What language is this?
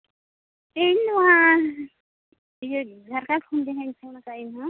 Santali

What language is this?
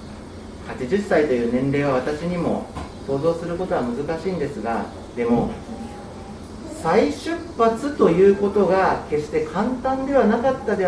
Japanese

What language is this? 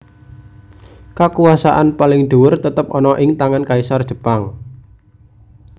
Javanese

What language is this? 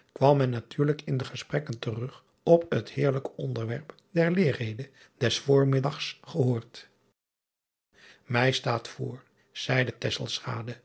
Dutch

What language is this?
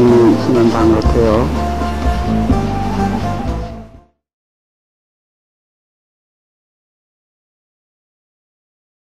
Korean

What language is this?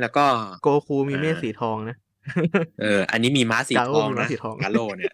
Thai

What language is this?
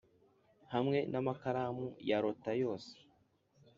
Kinyarwanda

